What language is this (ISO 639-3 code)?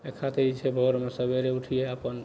mai